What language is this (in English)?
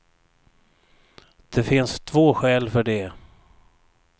Swedish